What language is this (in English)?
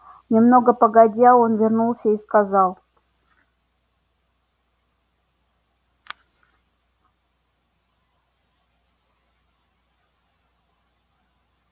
Russian